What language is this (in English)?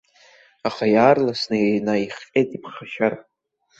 Abkhazian